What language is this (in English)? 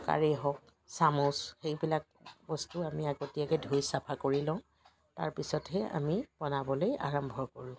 Assamese